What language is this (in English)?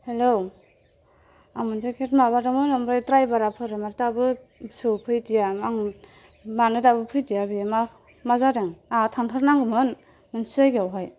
Bodo